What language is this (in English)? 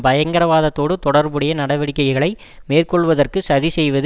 Tamil